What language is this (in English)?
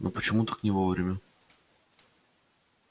Russian